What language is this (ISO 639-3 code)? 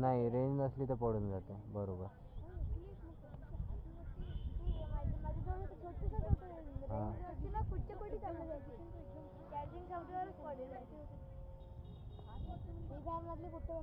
mar